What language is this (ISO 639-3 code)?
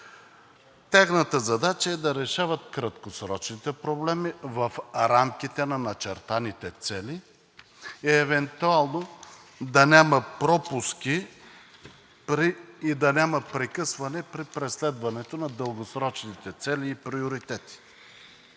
bul